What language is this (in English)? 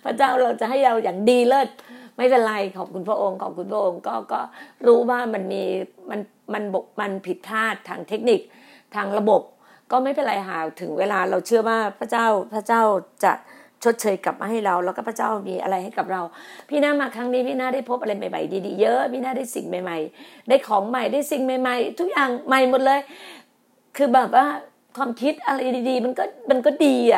Thai